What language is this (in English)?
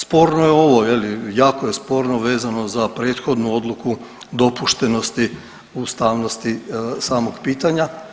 Croatian